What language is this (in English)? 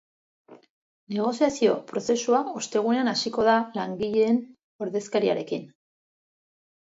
Basque